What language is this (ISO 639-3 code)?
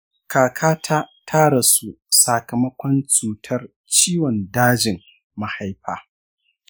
hau